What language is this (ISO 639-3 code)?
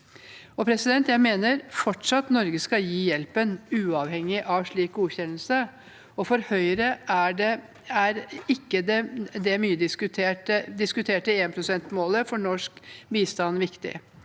nor